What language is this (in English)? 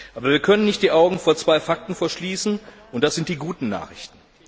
German